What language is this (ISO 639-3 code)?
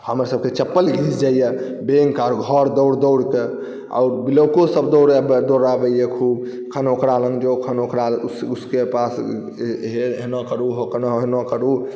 mai